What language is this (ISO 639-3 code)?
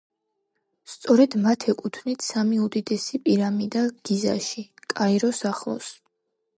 kat